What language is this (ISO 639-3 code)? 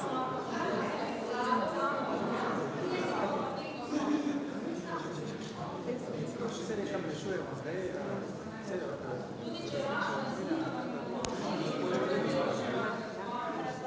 slv